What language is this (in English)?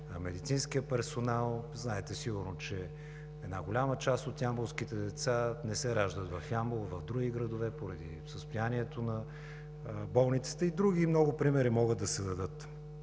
Bulgarian